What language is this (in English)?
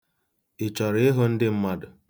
Igbo